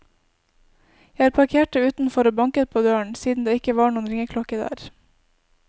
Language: Norwegian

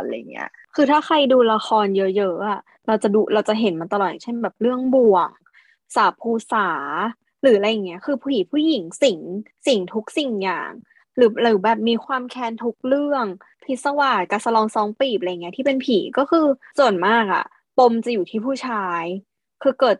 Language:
Thai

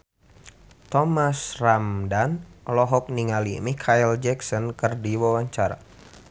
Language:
Sundanese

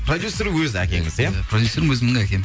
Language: Kazakh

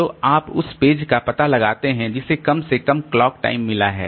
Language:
Hindi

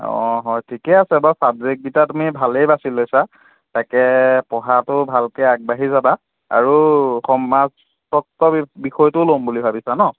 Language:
Assamese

